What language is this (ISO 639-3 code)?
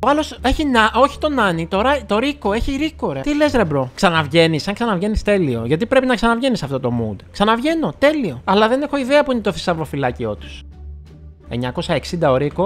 ell